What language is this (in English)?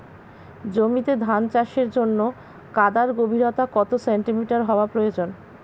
Bangla